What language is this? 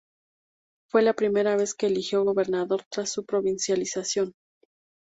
Spanish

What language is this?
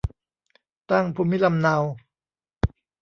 Thai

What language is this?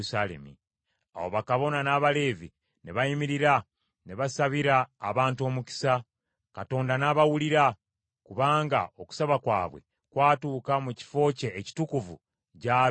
Ganda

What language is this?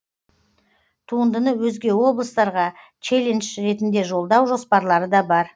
Kazakh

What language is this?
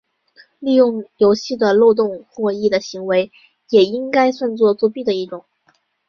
Chinese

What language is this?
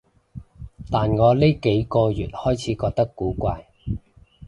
Cantonese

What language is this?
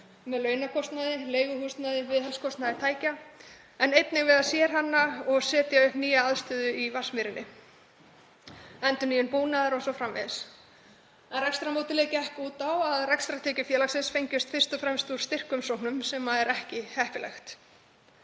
Icelandic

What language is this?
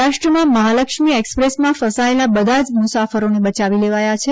Gujarati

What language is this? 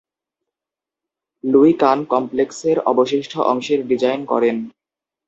Bangla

